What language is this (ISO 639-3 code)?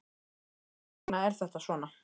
isl